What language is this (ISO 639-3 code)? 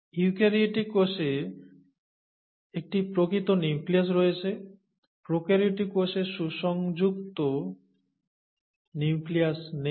ben